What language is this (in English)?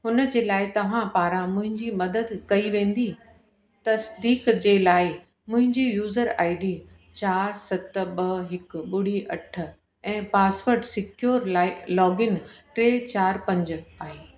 Sindhi